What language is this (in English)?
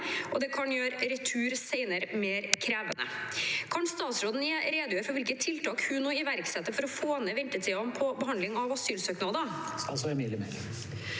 Norwegian